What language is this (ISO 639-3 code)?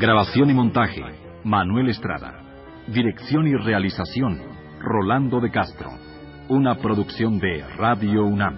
spa